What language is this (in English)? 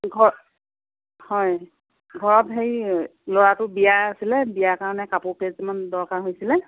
Assamese